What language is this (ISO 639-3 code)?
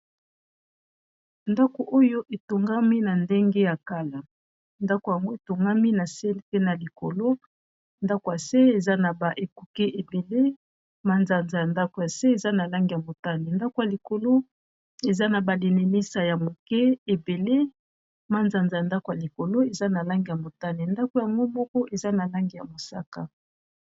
lin